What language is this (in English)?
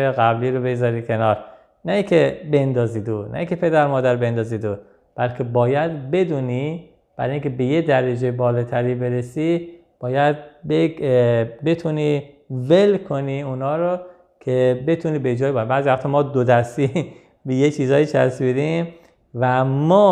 Persian